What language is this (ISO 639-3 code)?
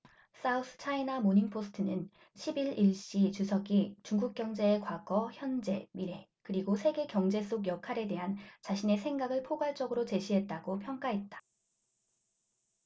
kor